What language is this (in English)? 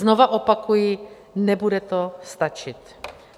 Czech